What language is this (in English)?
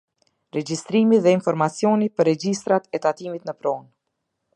Albanian